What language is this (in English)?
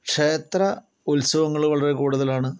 Malayalam